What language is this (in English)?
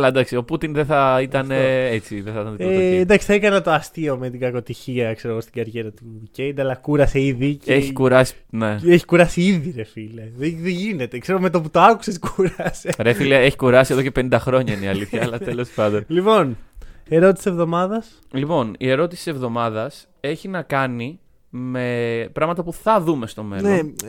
Greek